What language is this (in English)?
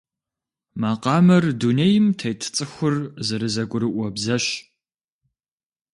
Kabardian